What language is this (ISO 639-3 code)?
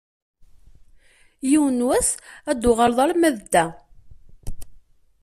kab